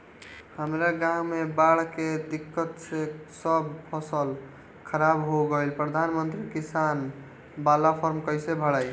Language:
Bhojpuri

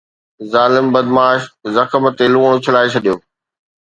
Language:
Sindhi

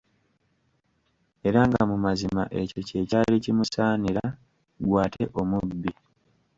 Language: Ganda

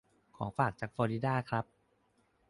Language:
Thai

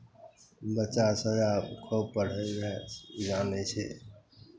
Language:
Maithili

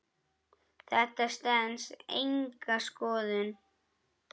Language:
Icelandic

